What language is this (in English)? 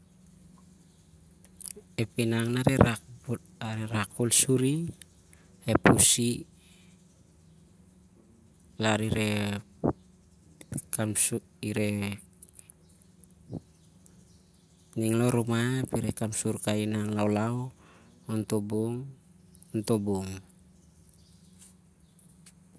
Siar-Lak